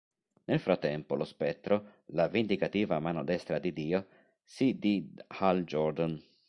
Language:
Italian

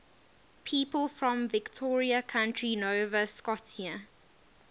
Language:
English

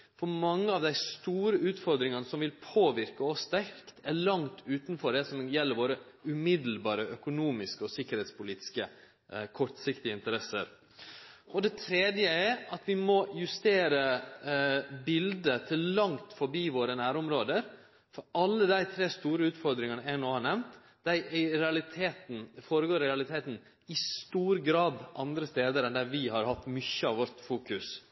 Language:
Norwegian Nynorsk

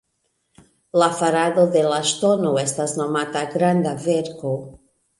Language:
Esperanto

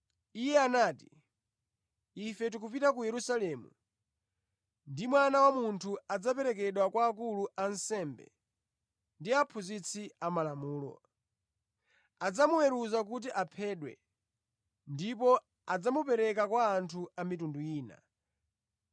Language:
Nyanja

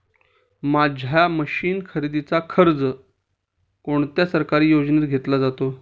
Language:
Marathi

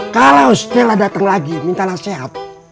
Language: Indonesian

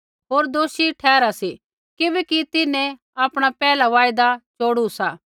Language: Kullu Pahari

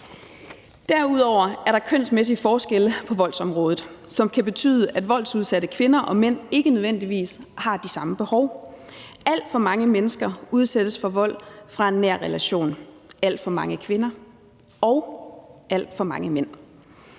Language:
Danish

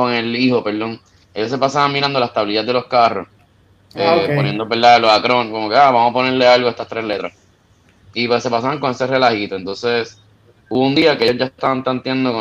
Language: Spanish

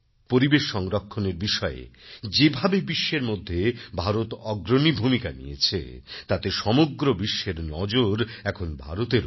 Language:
Bangla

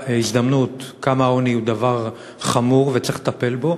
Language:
Hebrew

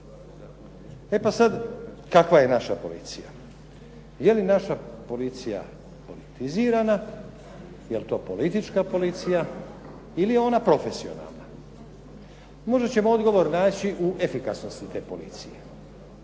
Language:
Croatian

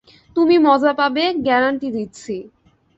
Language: Bangla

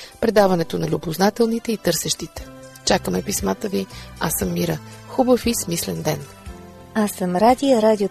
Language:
Bulgarian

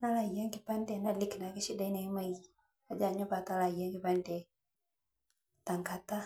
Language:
Masai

